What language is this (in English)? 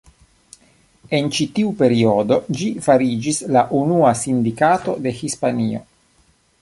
Esperanto